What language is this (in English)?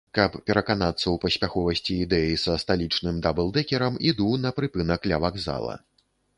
Belarusian